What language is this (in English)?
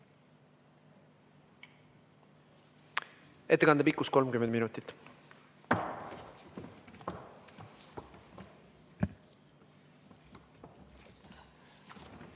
Estonian